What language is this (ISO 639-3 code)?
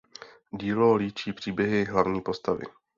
ces